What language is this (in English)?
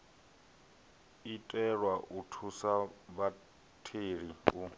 Venda